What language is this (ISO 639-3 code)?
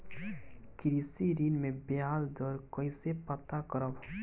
bho